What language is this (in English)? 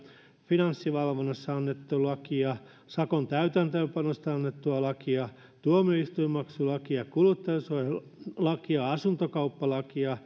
Finnish